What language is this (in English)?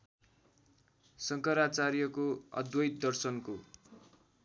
Nepali